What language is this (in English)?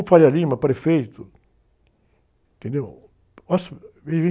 Portuguese